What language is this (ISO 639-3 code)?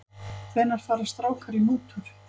isl